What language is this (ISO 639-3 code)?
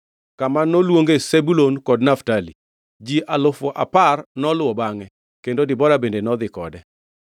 luo